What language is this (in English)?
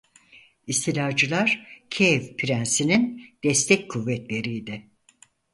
Turkish